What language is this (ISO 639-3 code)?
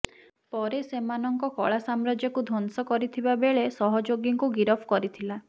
ori